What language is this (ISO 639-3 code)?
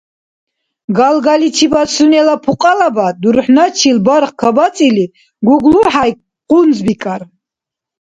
dar